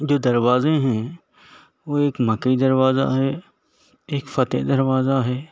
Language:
Urdu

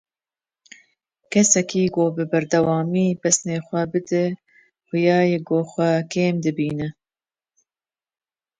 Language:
Kurdish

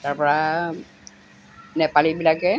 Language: Assamese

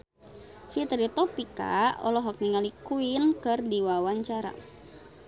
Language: Sundanese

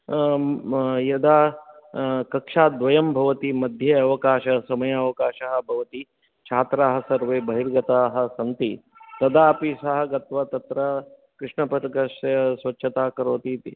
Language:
Sanskrit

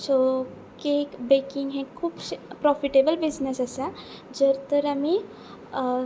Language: Konkani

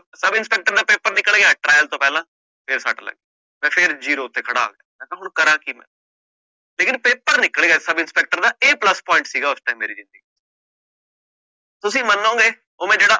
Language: Punjabi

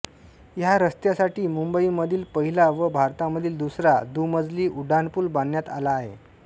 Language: Marathi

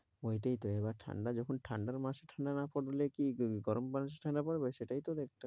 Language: Bangla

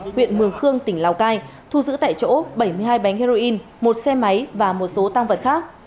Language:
Vietnamese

